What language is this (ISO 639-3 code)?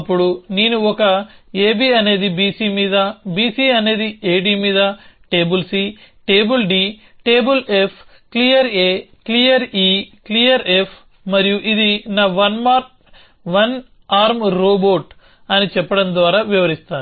tel